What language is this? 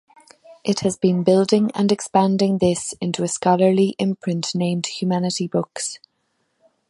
English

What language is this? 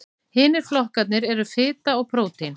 Icelandic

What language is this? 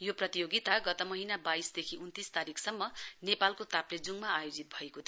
Nepali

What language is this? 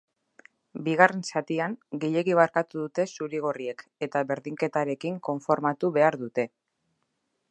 Basque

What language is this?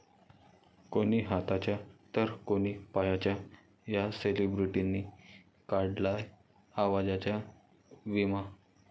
Marathi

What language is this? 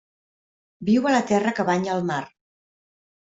Catalan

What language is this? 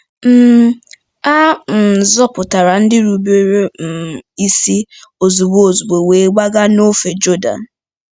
Igbo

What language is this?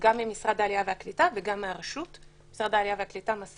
Hebrew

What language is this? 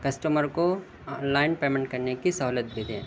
Urdu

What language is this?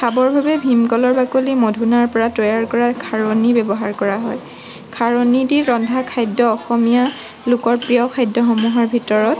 Assamese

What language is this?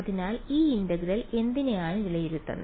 Malayalam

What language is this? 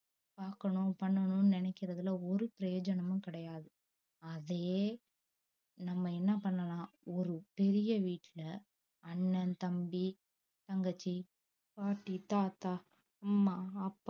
Tamil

